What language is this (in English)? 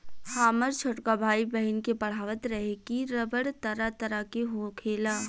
Bhojpuri